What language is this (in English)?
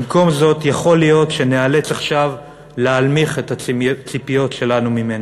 Hebrew